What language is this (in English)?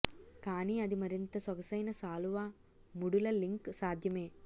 Telugu